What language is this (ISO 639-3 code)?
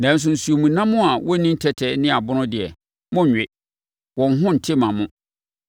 aka